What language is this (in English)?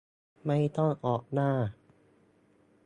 Thai